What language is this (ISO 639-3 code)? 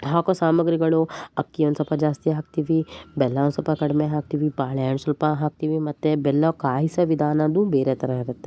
kan